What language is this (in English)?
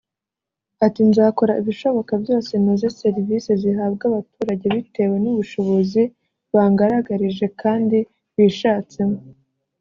Kinyarwanda